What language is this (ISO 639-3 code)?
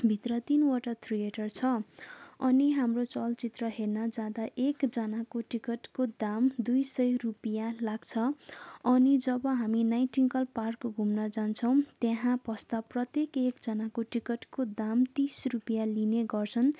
nep